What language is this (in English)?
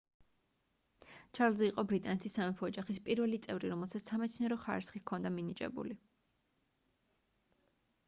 Georgian